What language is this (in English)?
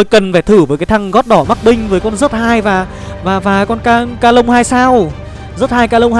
Vietnamese